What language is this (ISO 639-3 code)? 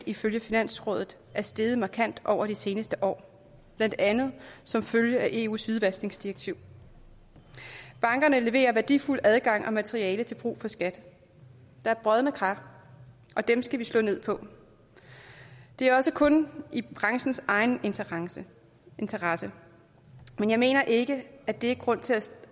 dan